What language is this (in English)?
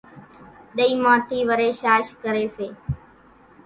Kachi Koli